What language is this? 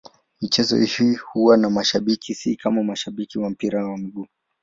Swahili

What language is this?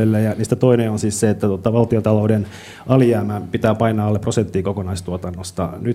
Finnish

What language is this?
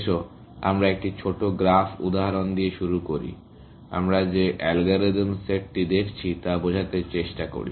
Bangla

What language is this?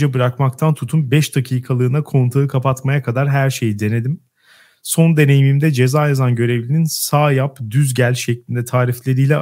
Turkish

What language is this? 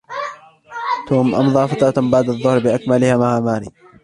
Arabic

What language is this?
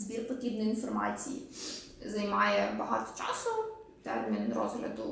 Ukrainian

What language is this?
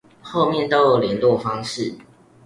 Chinese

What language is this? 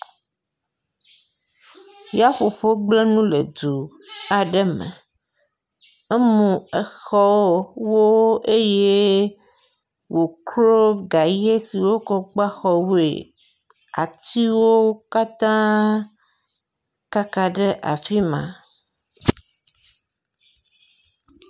Ewe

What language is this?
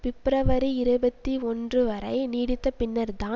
Tamil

